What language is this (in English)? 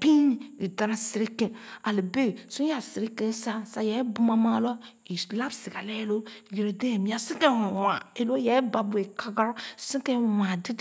Khana